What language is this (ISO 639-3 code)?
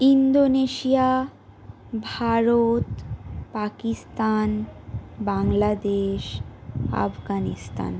ben